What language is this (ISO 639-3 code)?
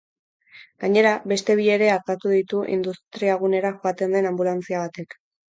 eus